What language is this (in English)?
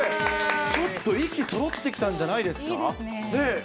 Japanese